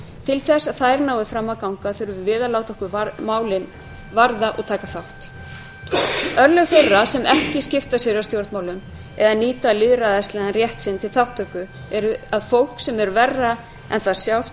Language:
Icelandic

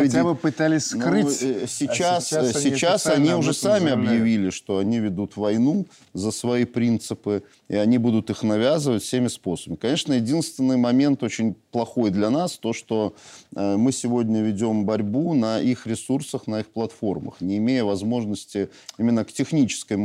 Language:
Russian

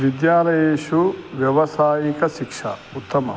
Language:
Sanskrit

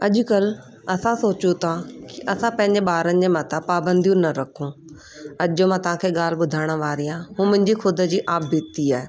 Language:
Sindhi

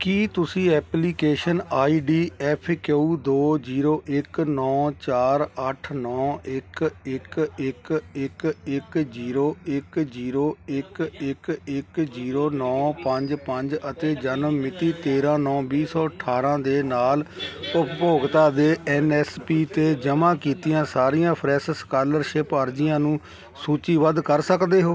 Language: Punjabi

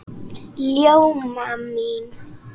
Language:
Icelandic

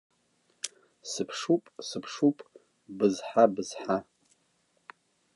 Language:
Abkhazian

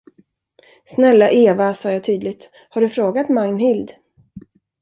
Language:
Swedish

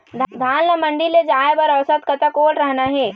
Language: Chhattisgarhi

